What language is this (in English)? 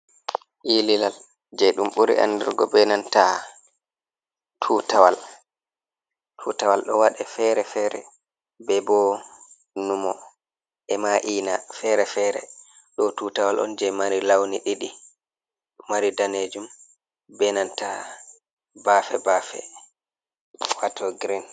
Fula